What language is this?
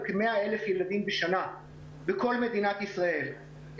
Hebrew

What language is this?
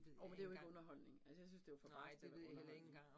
Danish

